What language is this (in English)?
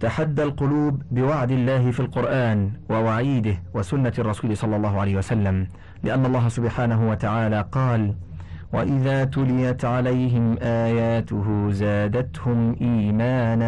Arabic